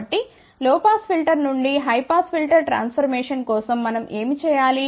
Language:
Telugu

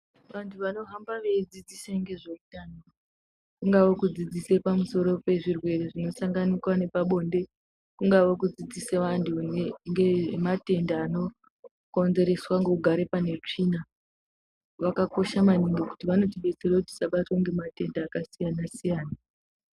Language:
Ndau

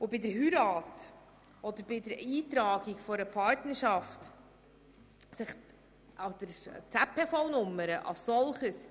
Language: Swiss German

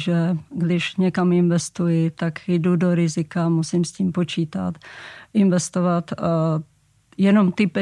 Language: Czech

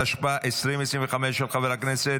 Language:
Hebrew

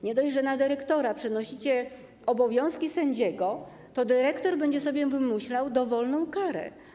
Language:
Polish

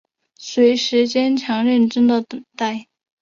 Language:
Chinese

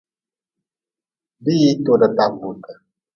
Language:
Nawdm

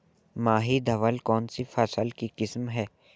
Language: Hindi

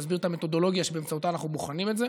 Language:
Hebrew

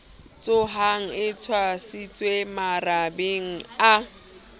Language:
Southern Sotho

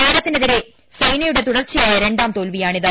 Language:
Malayalam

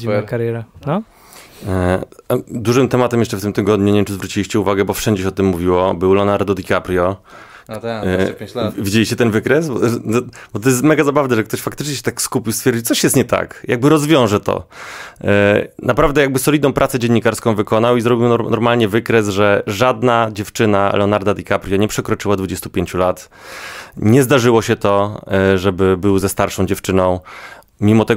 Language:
Polish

